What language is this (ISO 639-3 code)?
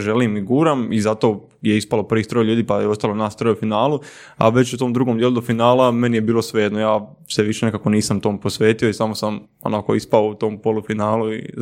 hrv